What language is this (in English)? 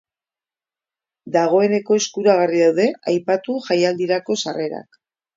Basque